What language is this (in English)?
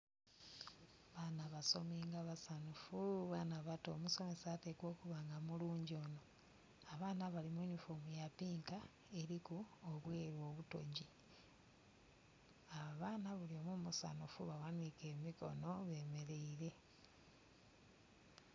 Soga